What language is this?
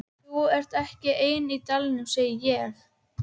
Icelandic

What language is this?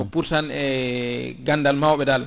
Fula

